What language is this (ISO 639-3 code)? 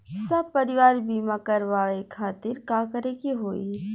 bho